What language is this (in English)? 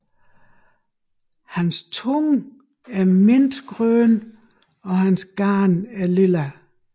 Danish